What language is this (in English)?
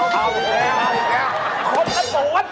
Thai